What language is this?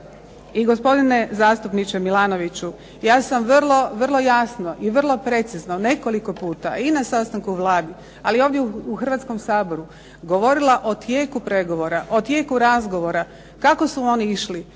Croatian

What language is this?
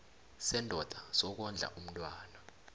South Ndebele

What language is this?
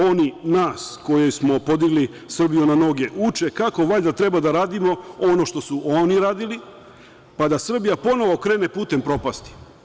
Serbian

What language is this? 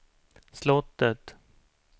Swedish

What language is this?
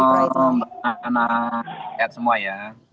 Indonesian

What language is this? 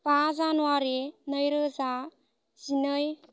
Bodo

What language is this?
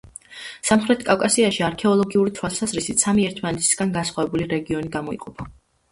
Georgian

